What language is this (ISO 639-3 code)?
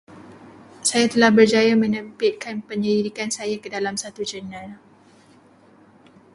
msa